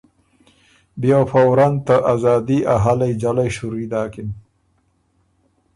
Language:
Ormuri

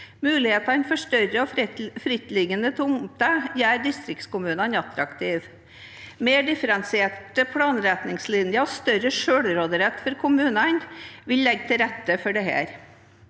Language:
Norwegian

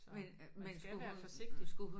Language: Danish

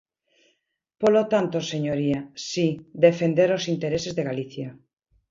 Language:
Galician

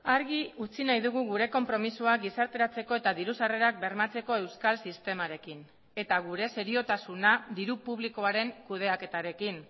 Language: Basque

